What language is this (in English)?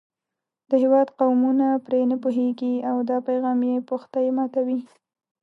Pashto